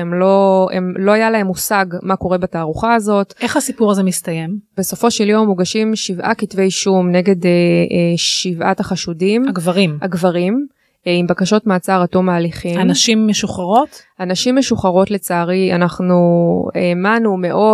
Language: Hebrew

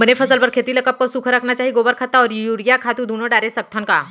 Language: Chhattisgarhi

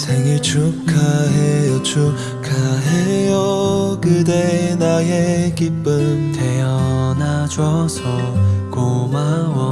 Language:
Korean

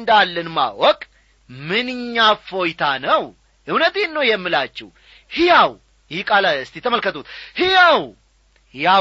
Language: Amharic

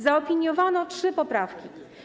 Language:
Polish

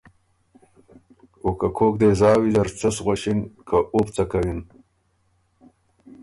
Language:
Ormuri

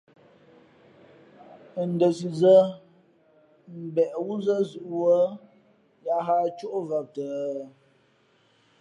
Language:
Fe'fe'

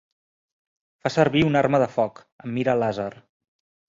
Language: Catalan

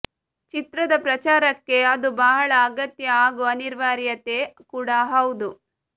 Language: Kannada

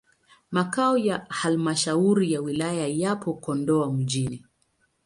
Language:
Swahili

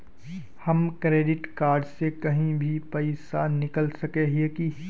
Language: Magahi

